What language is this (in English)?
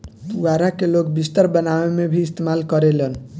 Bhojpuri